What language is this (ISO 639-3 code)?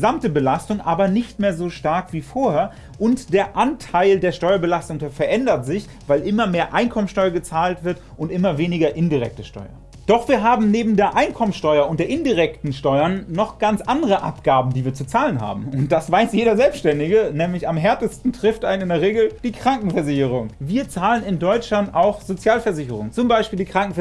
deu